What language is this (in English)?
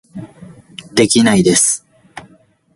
Japanese